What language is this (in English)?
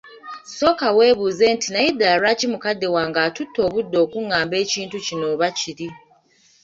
Ganda